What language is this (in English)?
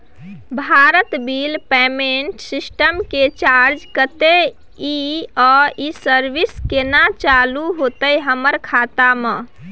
Maithili